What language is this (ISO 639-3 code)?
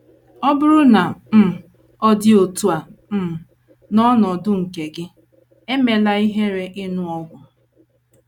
ibo